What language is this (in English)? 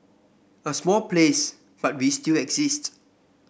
English